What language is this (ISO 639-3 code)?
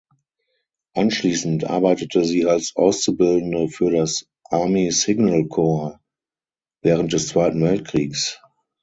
deu